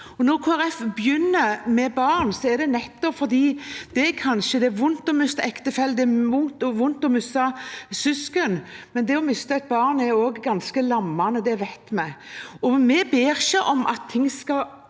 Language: Norwegian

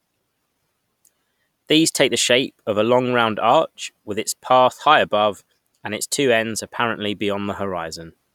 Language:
English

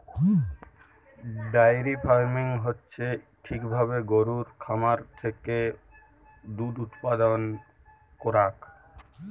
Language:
Bangla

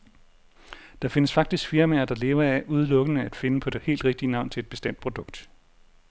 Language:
Danish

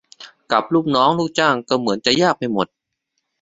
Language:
Thai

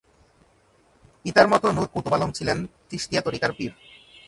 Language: Bangla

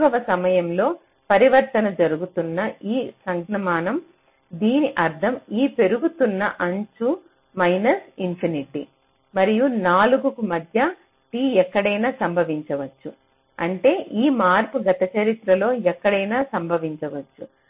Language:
Telugu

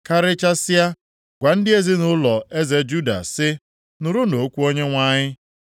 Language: Igbo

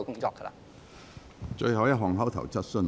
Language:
Cantonese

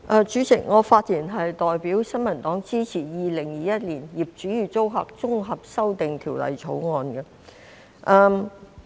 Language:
Cantonese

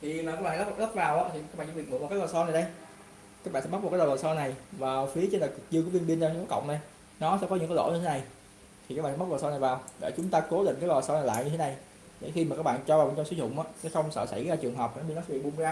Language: Vietnamese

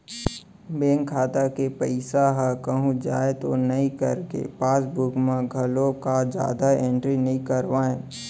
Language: Chhattisgarhi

